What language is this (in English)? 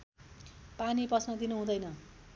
Nepali